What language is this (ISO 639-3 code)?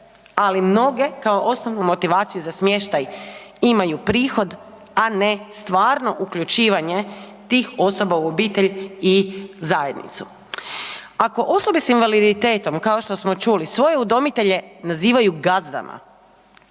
hrv